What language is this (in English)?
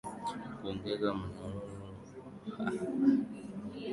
Swahili